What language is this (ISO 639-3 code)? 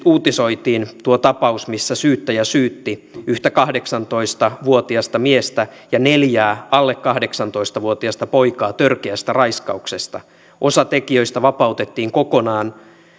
fin